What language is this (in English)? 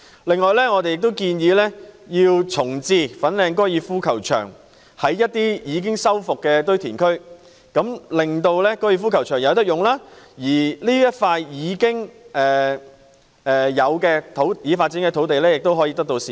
Cantonese